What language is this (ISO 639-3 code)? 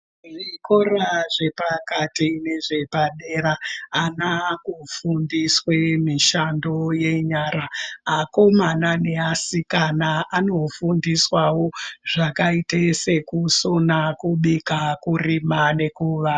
ndc